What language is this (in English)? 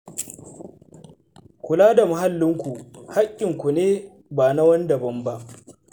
Hausa